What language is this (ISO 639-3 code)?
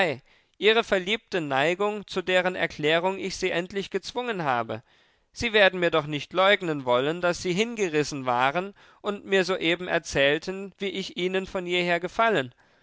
deu